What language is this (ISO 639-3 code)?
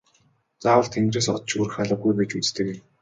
mon